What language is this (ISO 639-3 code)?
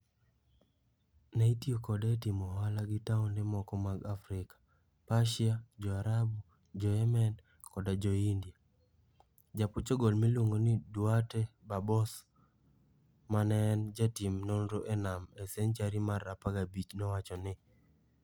luo